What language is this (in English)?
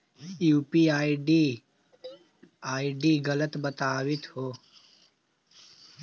Magahi